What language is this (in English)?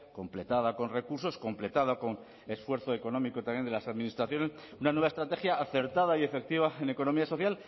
Spanish